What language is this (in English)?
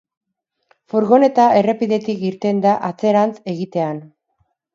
Basque